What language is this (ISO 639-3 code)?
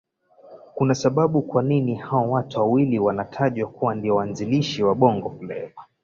swa